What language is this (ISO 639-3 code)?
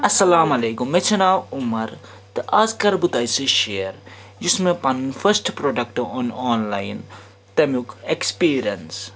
kas